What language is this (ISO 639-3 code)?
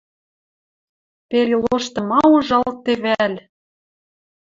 mrj